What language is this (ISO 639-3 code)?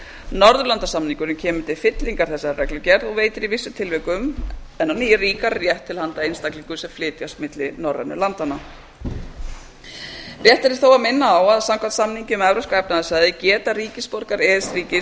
isl